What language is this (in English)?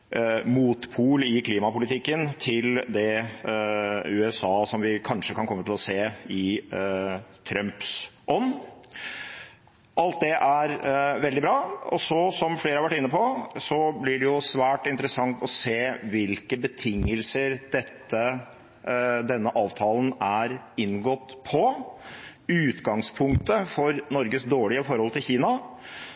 Norwegian Bokmål